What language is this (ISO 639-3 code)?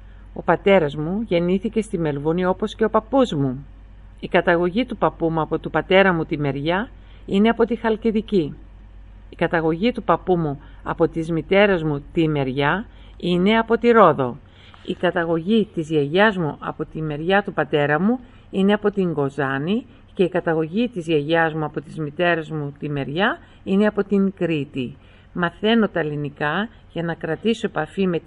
ell